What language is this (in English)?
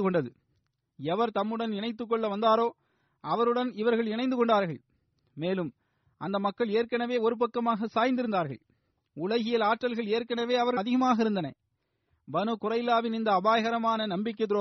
Tamil